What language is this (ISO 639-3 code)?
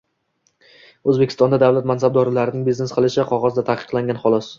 uzb